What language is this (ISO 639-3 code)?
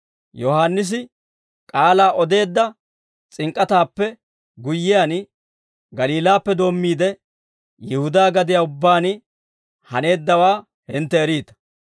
dwr